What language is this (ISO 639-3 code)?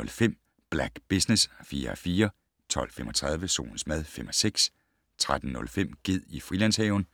dan